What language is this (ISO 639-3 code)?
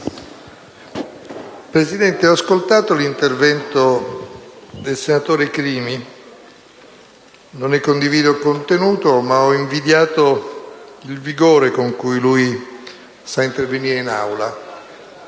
ita